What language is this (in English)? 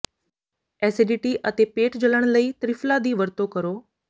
Punjabi